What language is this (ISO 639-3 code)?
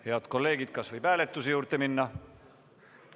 est